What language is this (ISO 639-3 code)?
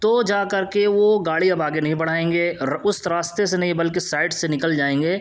urd